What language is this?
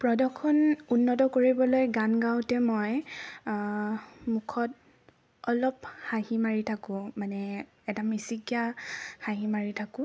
Assamese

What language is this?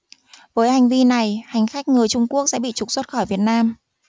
Vietnamese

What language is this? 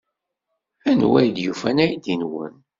Kabyle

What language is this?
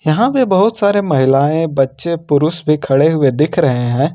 Hindi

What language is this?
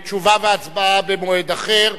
Hebrew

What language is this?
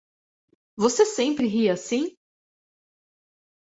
Portuguese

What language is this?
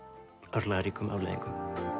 Icelandic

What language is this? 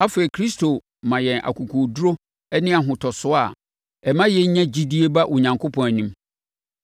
Akan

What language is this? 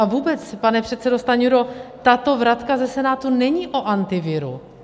Czech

